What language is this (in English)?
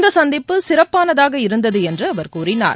Tamil